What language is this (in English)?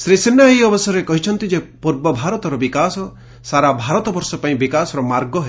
Odia